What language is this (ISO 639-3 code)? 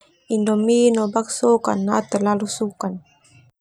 twu